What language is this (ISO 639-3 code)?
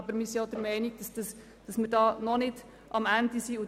gsw